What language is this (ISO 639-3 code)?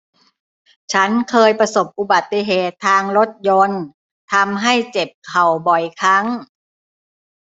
tha